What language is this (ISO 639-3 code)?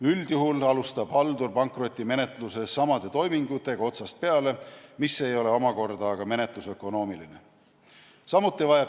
est